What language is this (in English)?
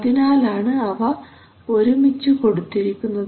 Malayalam